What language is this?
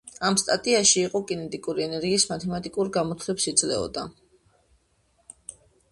Georgian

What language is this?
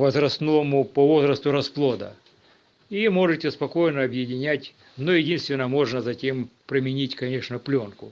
Russian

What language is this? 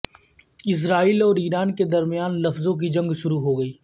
Urdu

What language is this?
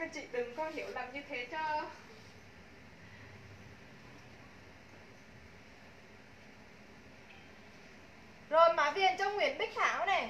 Vietnamese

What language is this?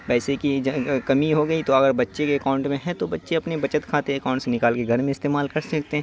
Urdu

